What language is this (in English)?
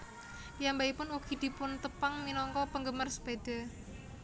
Javanese